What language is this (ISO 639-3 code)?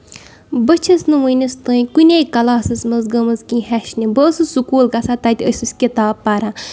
kas